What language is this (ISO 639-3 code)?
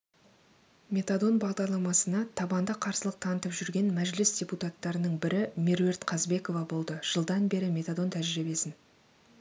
kaz